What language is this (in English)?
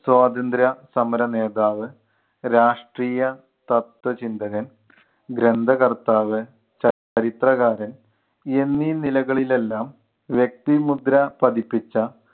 Malayalam